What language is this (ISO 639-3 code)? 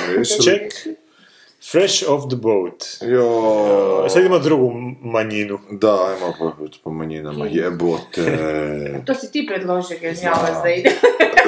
hrv